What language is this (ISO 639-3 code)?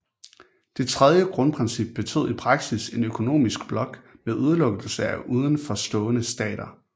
dan